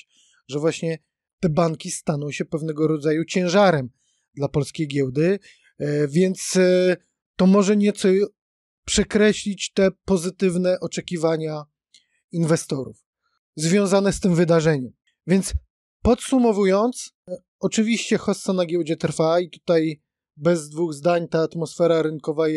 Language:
Polish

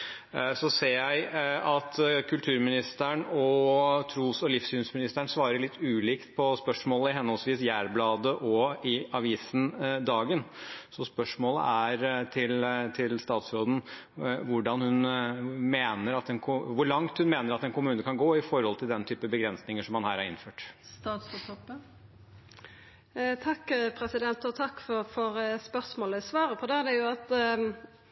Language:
Norwegian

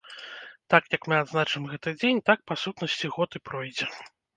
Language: Belarusian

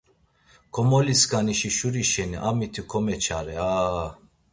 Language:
Laz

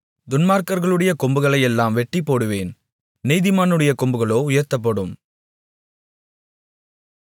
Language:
Tamil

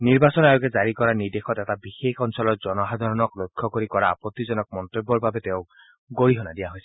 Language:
Assamese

